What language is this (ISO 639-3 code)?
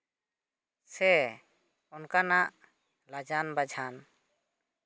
sat